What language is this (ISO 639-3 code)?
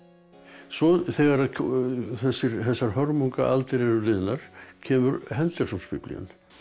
isl